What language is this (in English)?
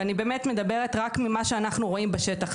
Hebrew